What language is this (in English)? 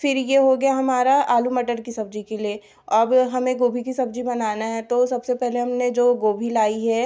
Hindi